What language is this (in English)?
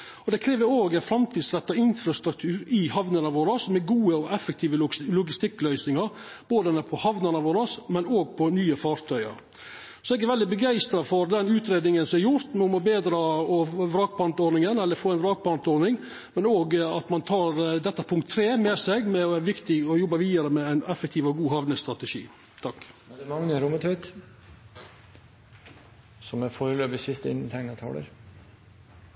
Norwegian Nynorsk